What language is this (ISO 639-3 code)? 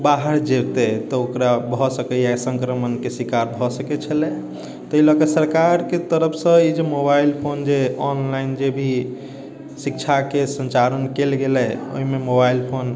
mai